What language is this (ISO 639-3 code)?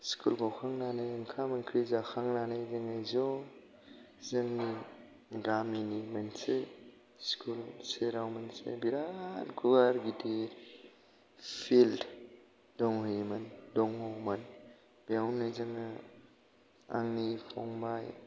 brx